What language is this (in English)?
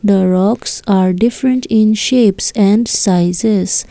English